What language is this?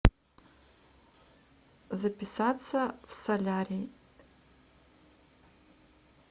Russian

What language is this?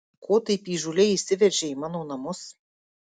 Lithuanian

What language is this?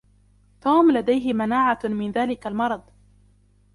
Arabic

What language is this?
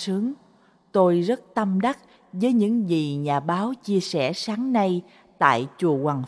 Vietnamese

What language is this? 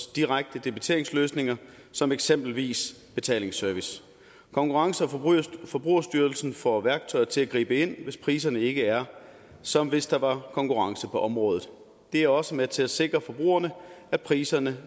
Danish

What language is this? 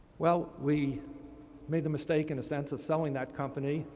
English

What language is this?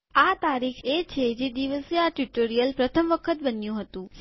Gujarati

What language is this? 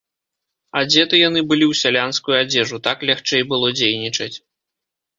Belarusian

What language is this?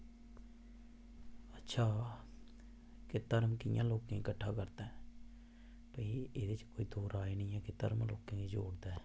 Dogri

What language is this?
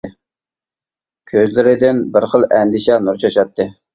Uyghur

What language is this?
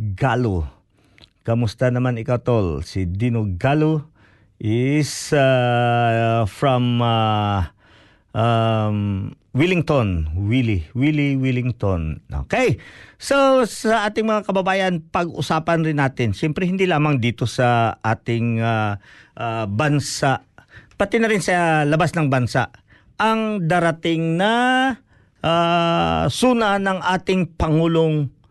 Filipino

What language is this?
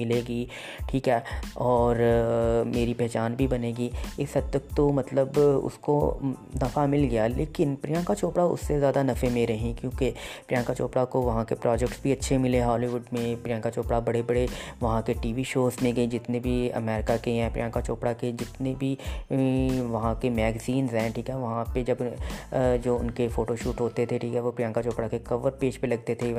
Urdu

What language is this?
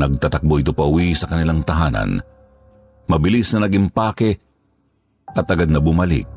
Filipino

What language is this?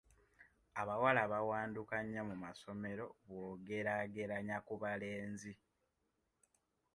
Ganda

